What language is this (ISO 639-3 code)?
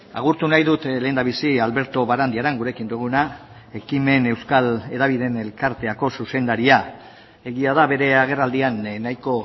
eus